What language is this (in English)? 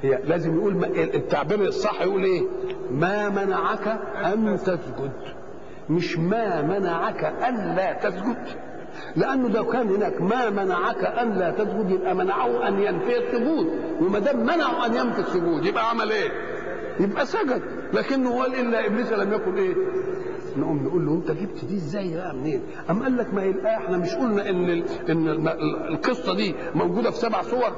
Arabic